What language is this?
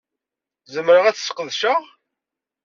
Kabyle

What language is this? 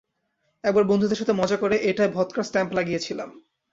Bangla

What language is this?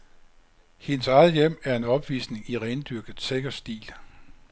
Danish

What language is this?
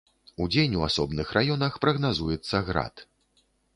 Belarusian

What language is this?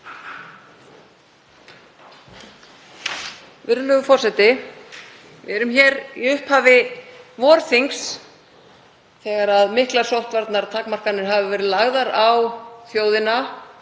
Icelandic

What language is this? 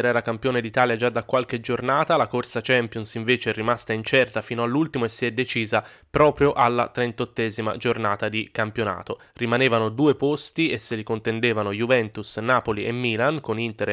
Italian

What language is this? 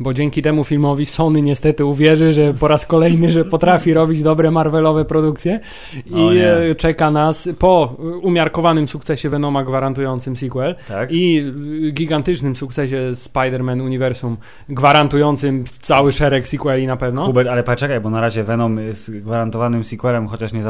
Polish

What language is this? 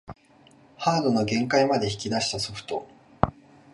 Japanese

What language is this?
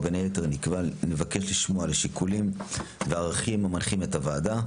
Hebrew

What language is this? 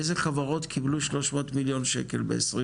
Hebrew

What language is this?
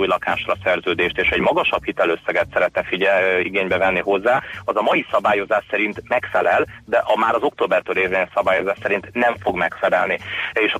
Hungarian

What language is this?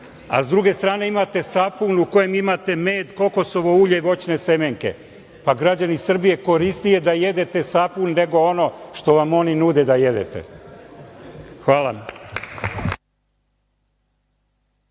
Serbian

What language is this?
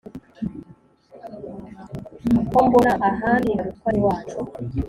Kinyarwanda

